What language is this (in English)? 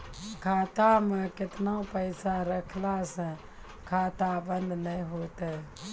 Maithili